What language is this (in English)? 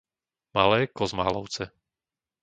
Slovak